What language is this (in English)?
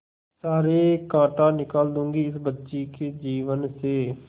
Hindi